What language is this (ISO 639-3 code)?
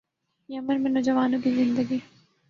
urd